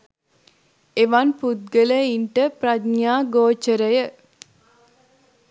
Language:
Sinhala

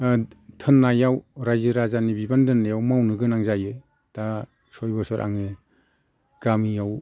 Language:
Bodo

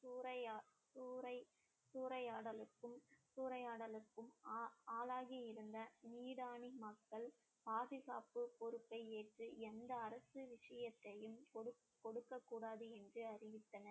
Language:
Tamil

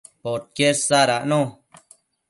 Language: Matsés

